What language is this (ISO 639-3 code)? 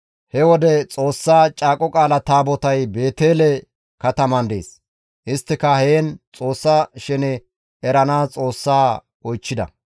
gmv